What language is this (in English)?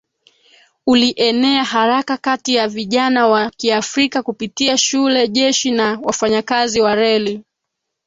Swahili